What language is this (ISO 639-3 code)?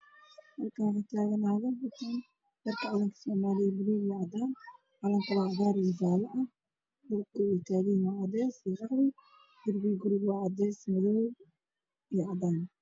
som